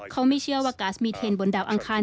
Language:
Thai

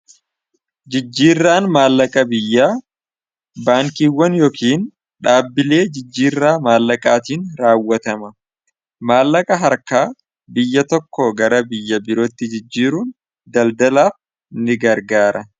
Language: Oromo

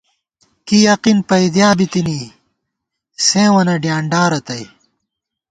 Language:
Gawar-Bati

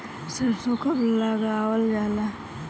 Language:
Bhojpuri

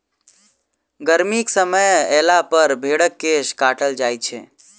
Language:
Maithili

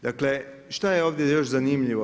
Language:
Croatian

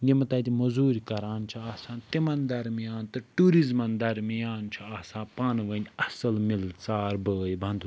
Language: Kashmiri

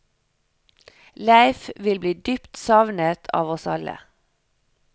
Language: Norwegian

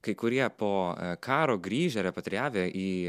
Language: Lithuanian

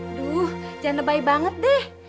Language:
Indonesian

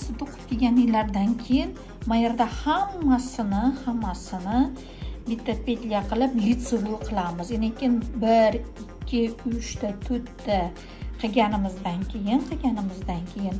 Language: Turkish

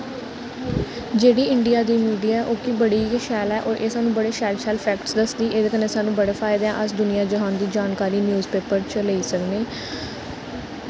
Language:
Dogri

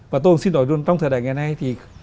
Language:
Vietnamese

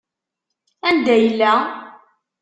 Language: Kabyle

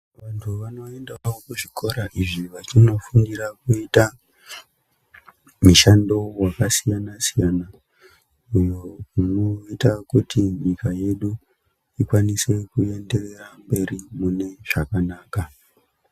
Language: Ndau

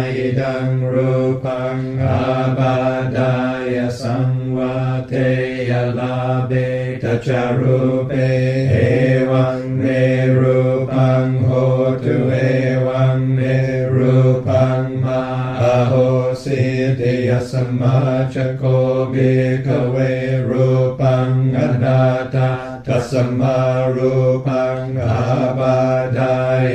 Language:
Thai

